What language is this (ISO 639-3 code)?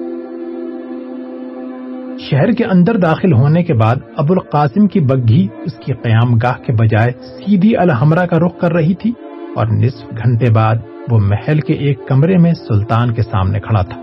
urd